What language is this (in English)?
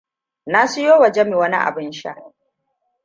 Hausa